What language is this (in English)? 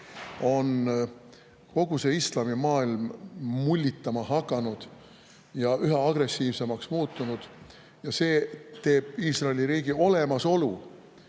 Estonian